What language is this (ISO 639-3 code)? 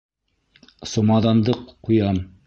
bak